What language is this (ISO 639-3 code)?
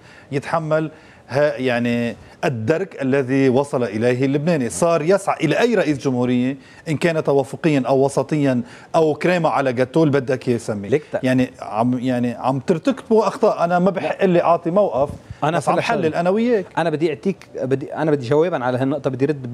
ara